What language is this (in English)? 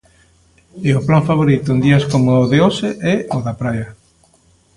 Galician